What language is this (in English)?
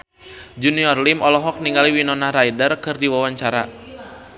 Sundanese